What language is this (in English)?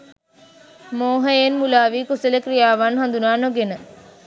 Sinhala